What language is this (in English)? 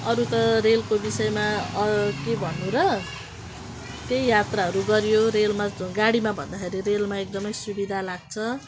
Nepali